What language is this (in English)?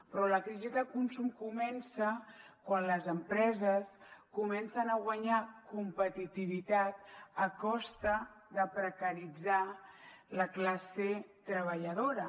Catalan